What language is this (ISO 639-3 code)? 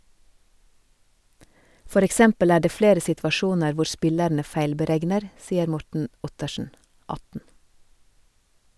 nor